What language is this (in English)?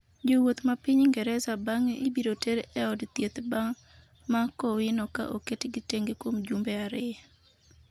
Luo (Kenya and Tanzania)